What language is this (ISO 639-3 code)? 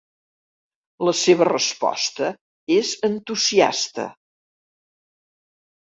cat